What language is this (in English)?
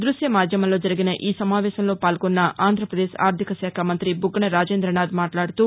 Telugu